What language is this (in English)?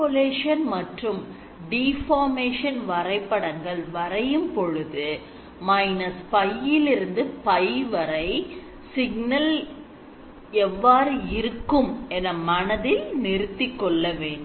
Tamil